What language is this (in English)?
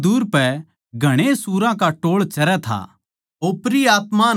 Haryanvi